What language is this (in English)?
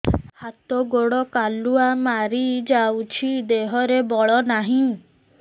Odia